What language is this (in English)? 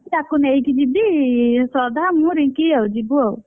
Odia